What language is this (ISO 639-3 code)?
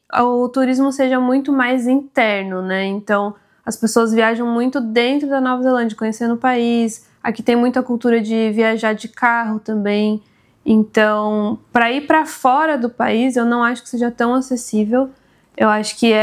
por